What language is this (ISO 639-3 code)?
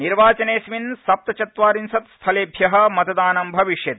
san